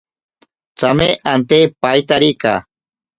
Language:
Ashéninka Perené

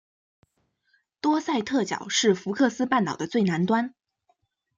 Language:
Chinese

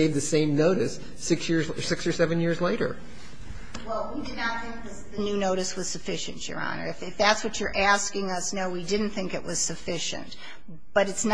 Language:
English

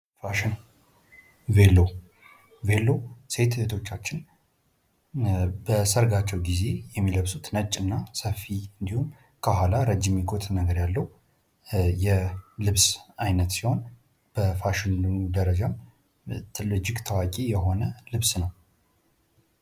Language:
Amharic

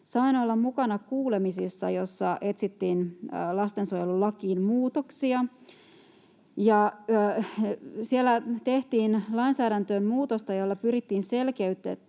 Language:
Finnish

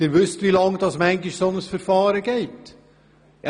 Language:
Swiss German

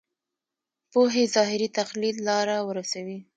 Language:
Pashto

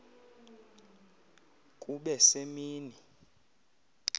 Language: Xhosa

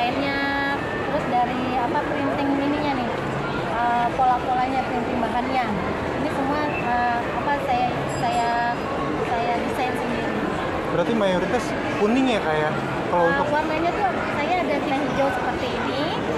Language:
Indonesian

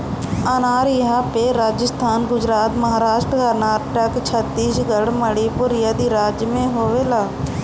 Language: Bhojpuri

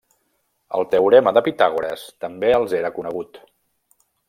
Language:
Catalan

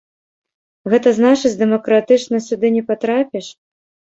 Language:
Belarusian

